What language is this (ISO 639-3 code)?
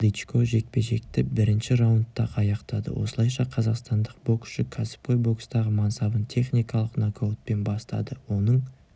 kaz